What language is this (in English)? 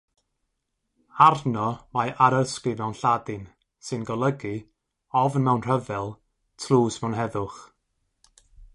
Welsh